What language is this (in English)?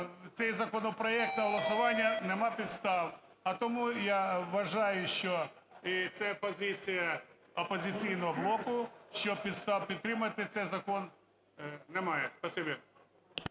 Ukrainian